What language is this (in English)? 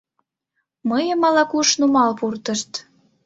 Mari